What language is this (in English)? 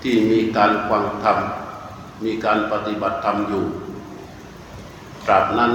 Thai